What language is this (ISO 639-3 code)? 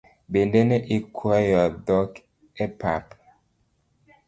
luo